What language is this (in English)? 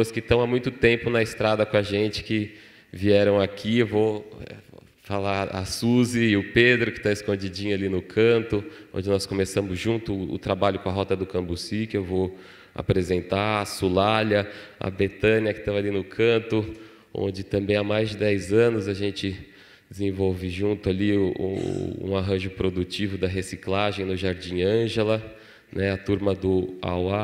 Portuguese